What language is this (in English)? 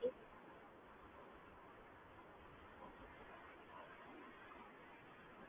Gujarati